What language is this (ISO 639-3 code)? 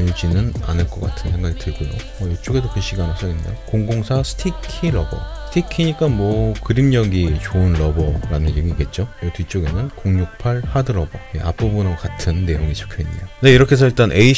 kor